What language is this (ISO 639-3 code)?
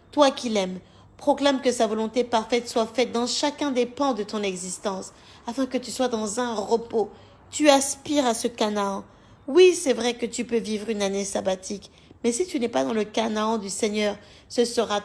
fra